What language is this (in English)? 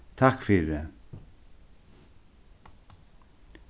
Faroese